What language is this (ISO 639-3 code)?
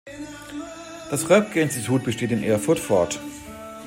deu